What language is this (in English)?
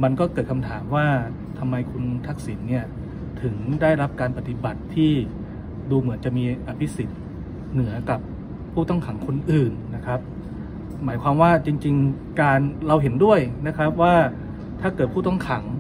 Thai